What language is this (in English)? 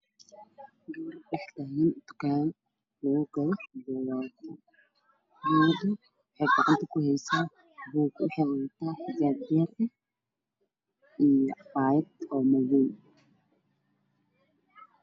Somali